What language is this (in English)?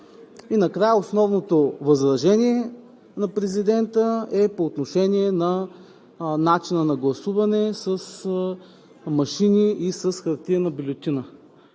Bulgarian